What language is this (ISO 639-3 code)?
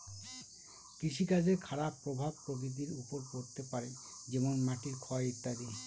ben